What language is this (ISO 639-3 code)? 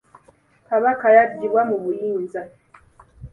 lug